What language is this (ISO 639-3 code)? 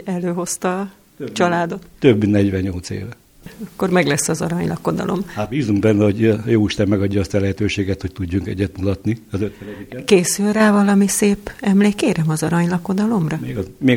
hun